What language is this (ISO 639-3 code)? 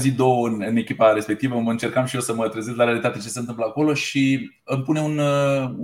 ron